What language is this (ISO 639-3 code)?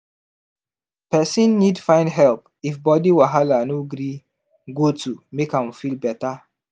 pcm